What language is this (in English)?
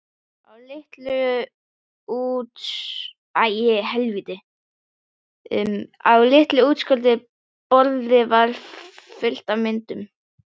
Icelandic